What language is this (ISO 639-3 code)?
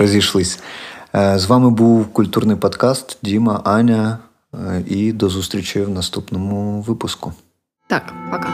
ukr